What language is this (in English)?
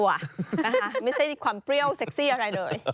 Thai